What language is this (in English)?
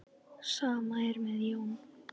Icelandic